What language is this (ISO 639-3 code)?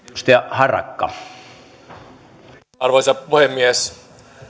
fin